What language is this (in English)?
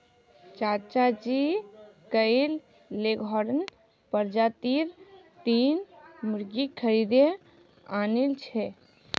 Magahi